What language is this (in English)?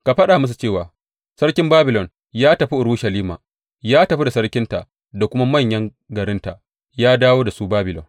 Hausa